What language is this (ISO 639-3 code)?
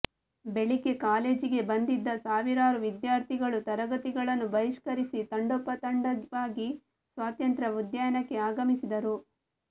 kan